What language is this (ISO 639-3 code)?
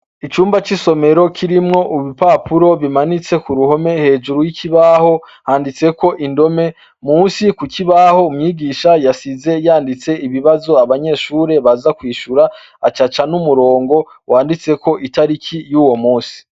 run